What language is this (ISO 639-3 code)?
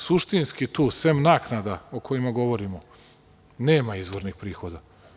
srp